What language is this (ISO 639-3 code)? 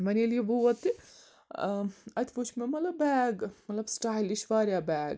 kas